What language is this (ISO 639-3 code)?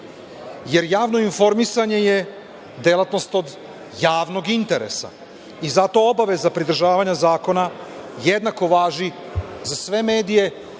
srp